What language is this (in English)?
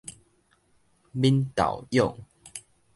Min Nan Chinese